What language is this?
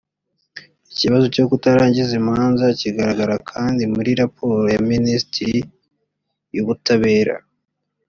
Kinyarwanda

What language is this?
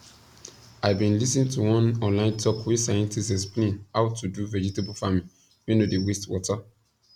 Nigerian Pidgin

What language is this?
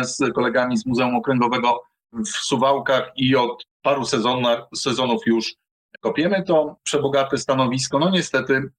Polish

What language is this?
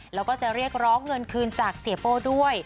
Thai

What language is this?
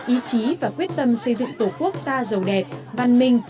Vietnamese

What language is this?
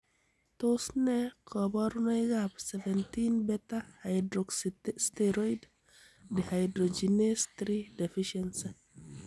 Kalenjin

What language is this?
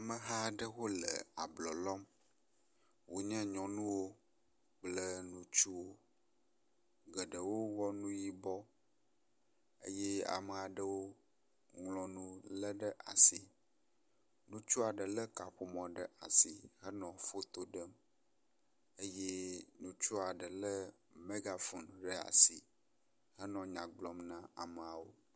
Ewe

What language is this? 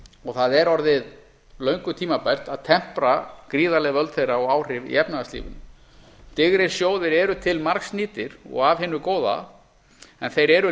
Icelandic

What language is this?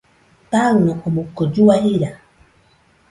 Nüpode Huitoto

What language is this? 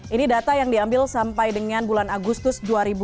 Indonesian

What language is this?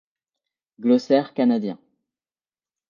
French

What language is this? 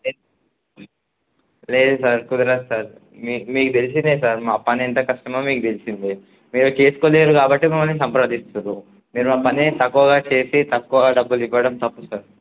Telugu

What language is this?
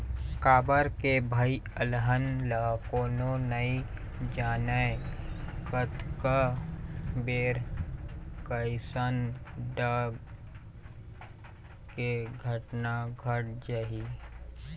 Chhattisgarhi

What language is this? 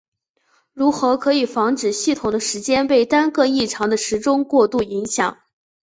Chinese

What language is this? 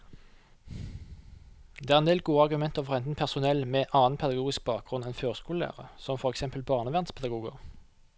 Norwegian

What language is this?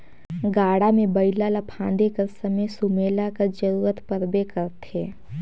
Chhattisgarhi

